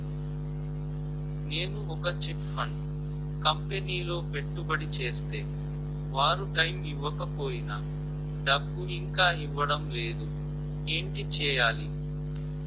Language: Telugu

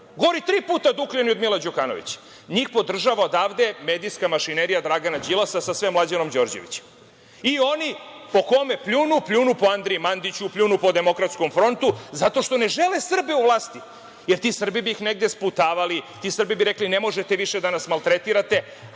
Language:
Serbian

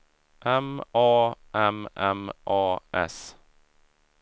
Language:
Swedish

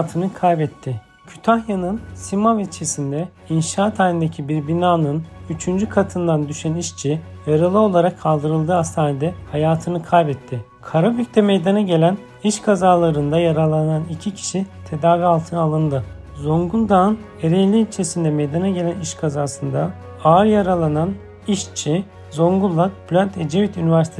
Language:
Turkish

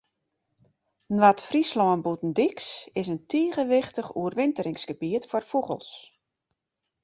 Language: Western Frisian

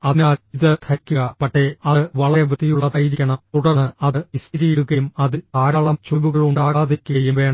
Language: Malayalam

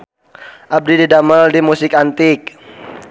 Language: Sundanese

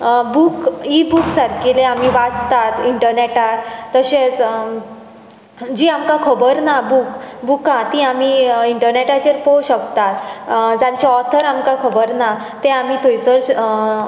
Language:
Konkani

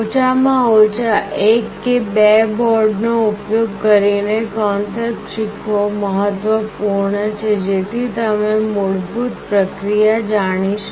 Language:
Gujarati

